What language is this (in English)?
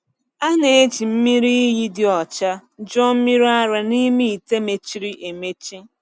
Igbo